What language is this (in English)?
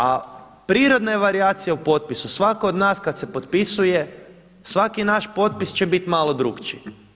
Croatian